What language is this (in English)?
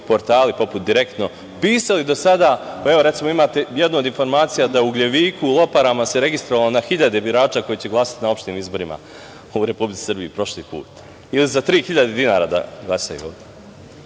Serbian